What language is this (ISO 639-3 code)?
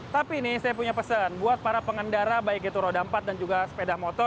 ind